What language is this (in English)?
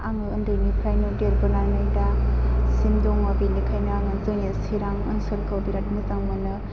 Bodo